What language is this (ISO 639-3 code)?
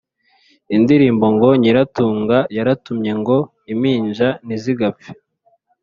kin